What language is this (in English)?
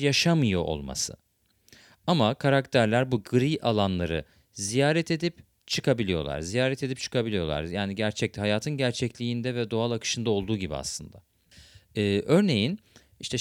Turkish